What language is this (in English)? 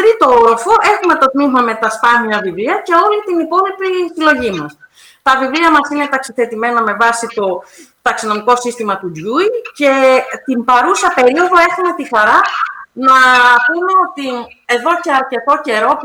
Greek